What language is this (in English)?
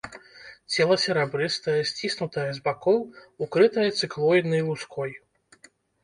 Belarusian